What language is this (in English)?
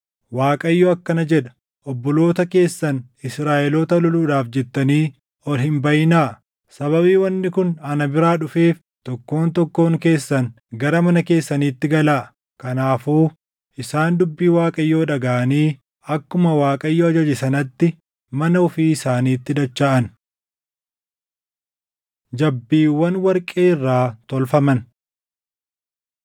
Oromo